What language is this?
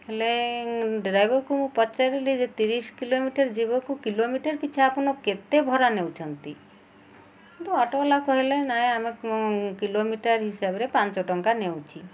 Odia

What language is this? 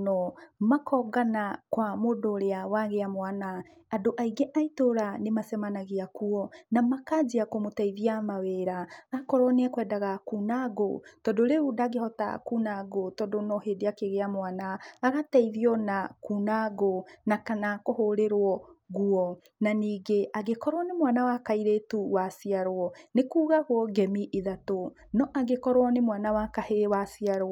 Kikuyu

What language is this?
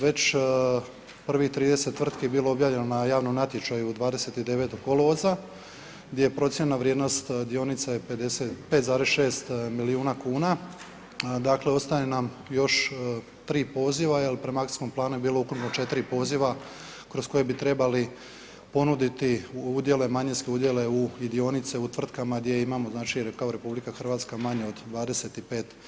Croatian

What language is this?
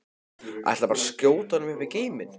Icelandic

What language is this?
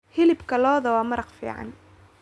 Somali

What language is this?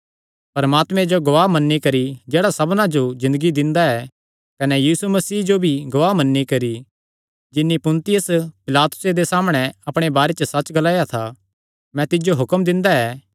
Kangri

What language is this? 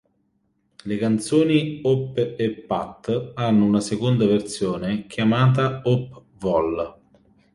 Italian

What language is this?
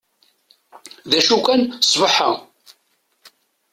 Kabyle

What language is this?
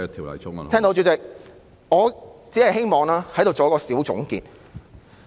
Cantonese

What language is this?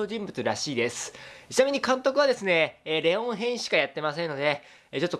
Japanese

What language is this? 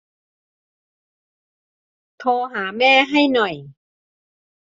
Thai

